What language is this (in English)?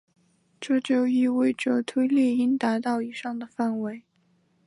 Chinese